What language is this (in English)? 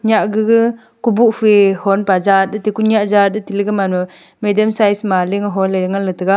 Wancho Naga